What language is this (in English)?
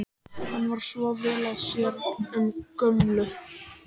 Icelandic